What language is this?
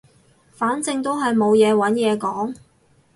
Cantonese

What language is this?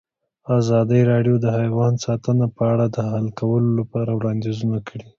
Pashto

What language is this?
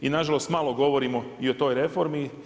Croatian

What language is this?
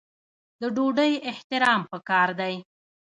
Pashto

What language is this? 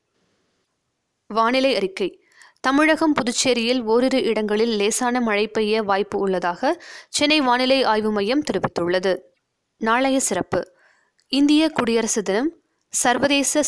Tamil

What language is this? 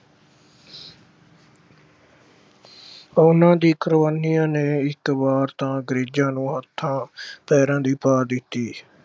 Punjabi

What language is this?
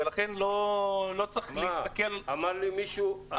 Hebrew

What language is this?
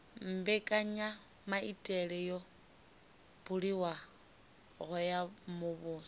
Venda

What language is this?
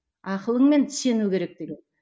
Kazakh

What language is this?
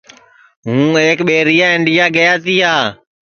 Sansi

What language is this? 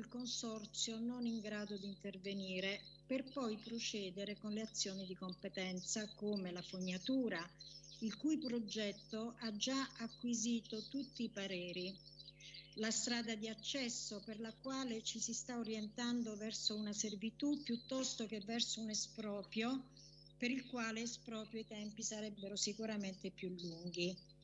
Italian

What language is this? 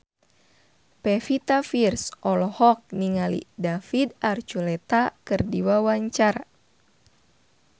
Sundanese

